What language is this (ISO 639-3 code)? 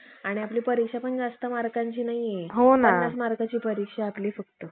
mar